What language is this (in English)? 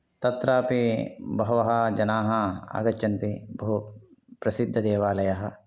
Sanskrit